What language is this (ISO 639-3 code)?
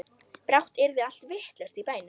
isl